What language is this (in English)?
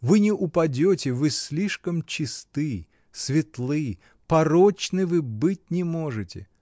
Russian